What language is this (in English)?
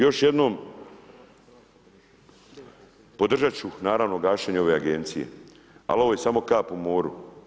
Croatian